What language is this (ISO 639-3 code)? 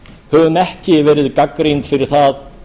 isl